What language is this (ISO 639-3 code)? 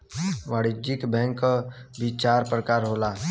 bho